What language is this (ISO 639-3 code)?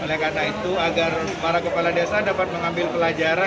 ind